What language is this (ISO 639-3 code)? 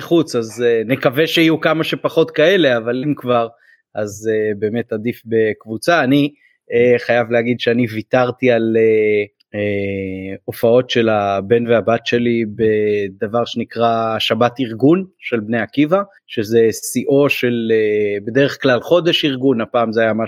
heb